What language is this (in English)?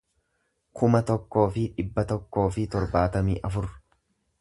Oromo